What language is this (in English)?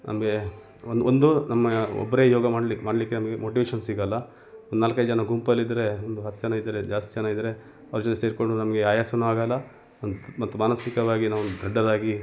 Kannada